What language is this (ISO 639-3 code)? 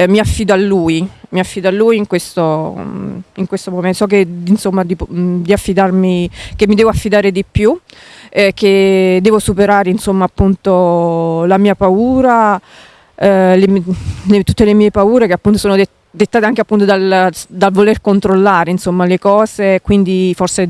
ita